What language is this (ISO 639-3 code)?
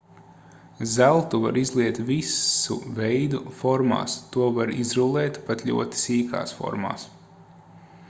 lav